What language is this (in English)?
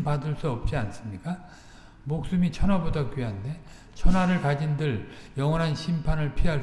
Korean